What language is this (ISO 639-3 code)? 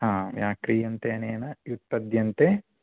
san